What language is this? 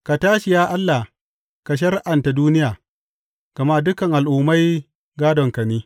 Hausa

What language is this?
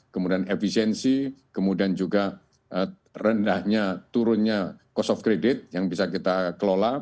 Indonesian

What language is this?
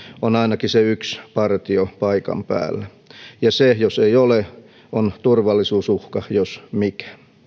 Finnish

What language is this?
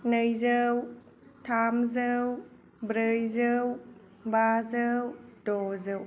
Bodo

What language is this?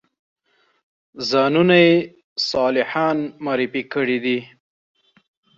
Pashto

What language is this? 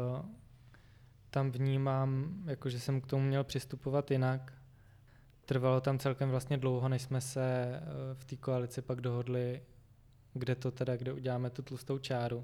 Czech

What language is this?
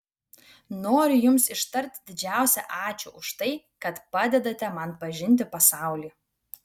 Lithuanian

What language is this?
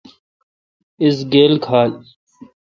Kalkoti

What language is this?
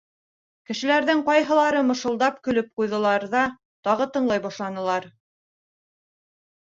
Bashkir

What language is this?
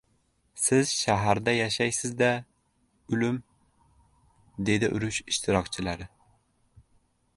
Uzbek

